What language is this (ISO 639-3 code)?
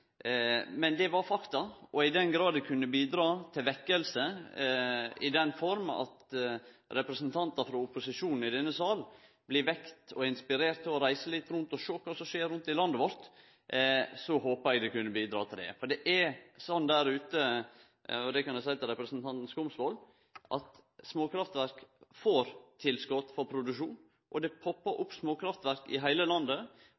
nno